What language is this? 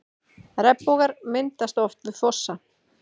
Icelandic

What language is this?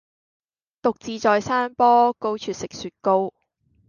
Cantonese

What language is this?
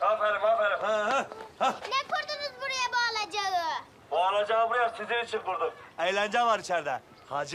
Turkish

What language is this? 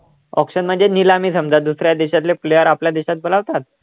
Marathi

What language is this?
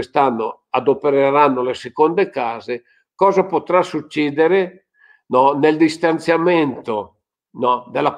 Italian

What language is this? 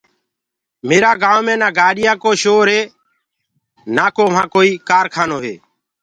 Gurgula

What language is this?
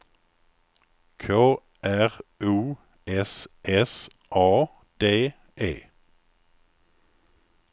Swedish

